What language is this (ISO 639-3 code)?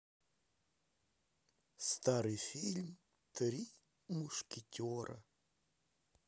rus